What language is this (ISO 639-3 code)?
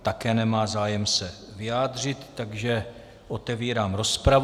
ces